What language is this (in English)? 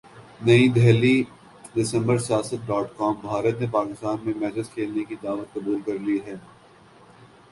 Urdu